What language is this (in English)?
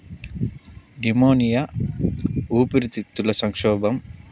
Telugu